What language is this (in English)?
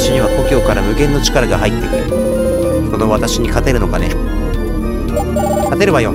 Japanese